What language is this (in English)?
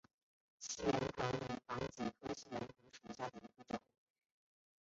Chinese